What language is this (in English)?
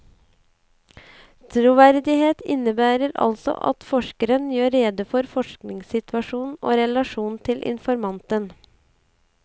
Norwegian